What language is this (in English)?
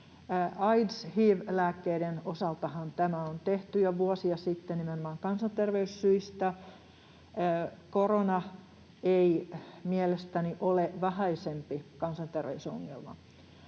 Finnish